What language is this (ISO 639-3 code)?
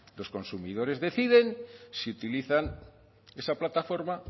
spa